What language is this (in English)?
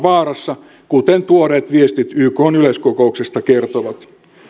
Finnish